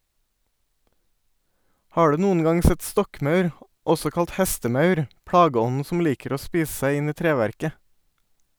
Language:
Norwegian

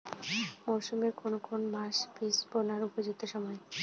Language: Bangla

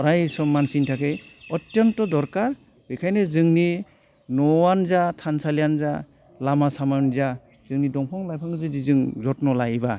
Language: Bodo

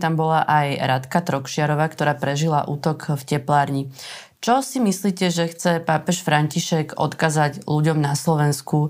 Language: Slovak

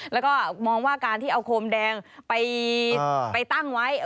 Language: Thai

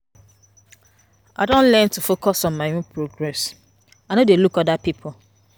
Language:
Nigerian Pidgin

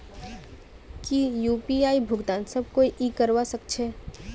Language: Magahi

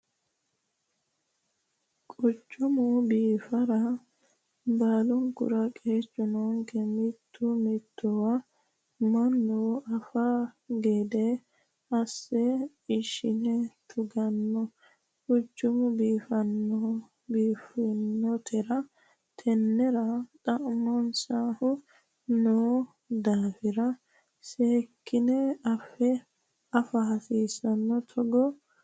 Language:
Sidamo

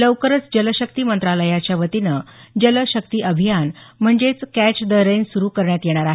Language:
Marathi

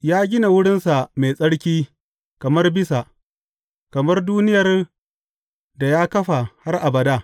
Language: Hausa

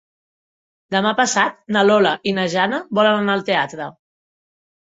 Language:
Catalan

